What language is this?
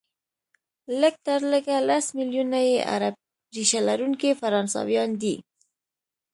Pashto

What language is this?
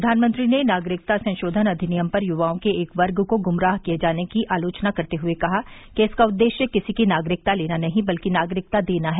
Hindi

